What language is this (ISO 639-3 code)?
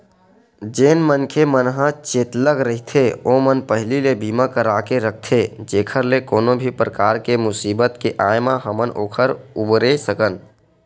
hne